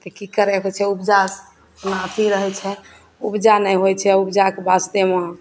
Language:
Maithili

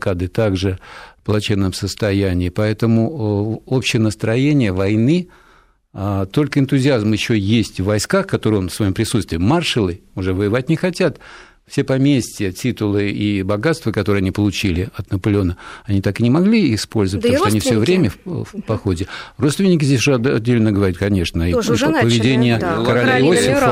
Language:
Russian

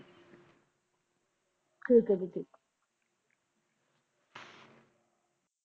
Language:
Punjabi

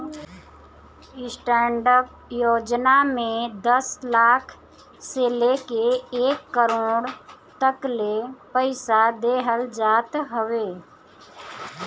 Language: Bhojpuri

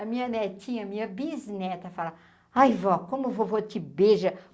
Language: Portuguese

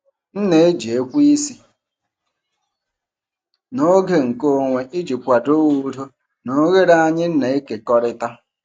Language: Igbo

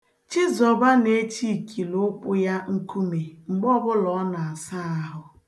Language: Igbo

